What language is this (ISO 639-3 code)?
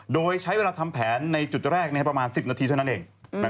tha